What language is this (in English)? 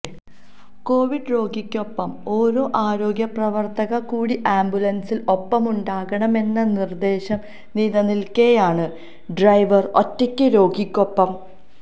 Malayalam